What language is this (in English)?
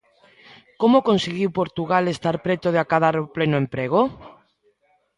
Galician